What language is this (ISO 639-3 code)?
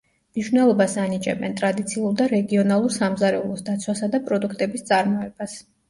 kat